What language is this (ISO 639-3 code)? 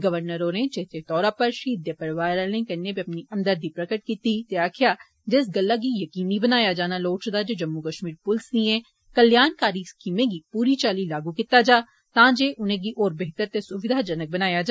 doi